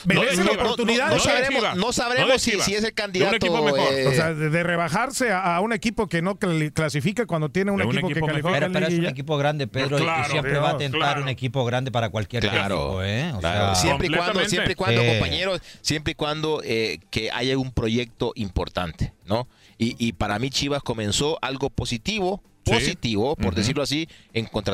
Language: Spanish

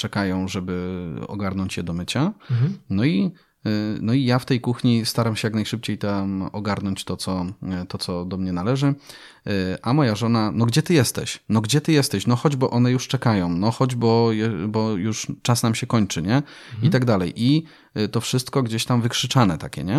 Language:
Polish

